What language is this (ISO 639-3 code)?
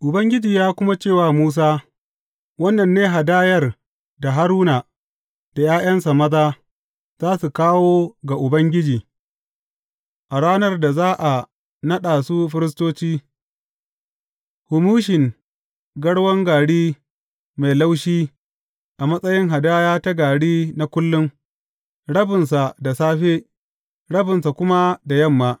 hau